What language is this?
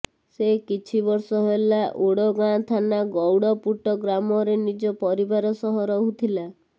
Odia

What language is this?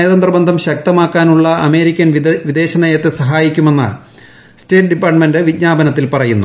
Malayalam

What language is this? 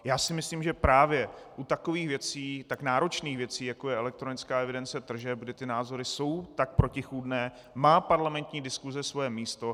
Czech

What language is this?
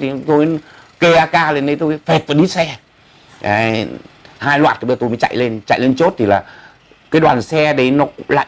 Vietnamese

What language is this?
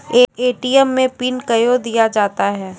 Maithili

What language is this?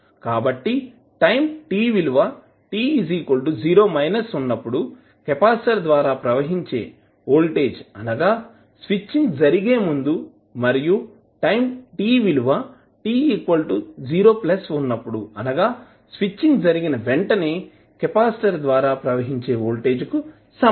Telugu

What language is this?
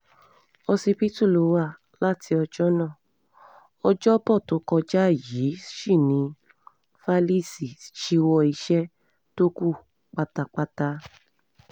Yoruba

